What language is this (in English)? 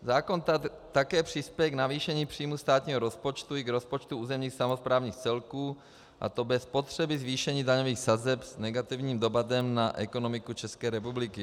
Czech